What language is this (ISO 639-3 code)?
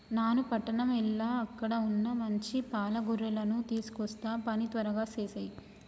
tel